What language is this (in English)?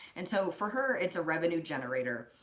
English